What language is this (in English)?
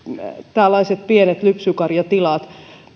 Finnish